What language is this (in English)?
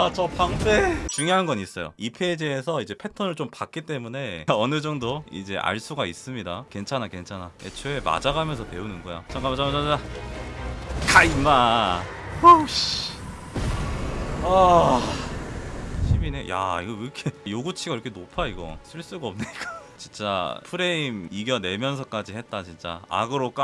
Korean